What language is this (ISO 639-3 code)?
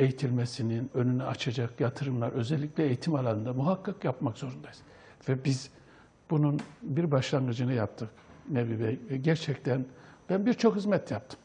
tur